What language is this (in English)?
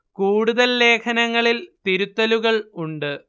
Malayalam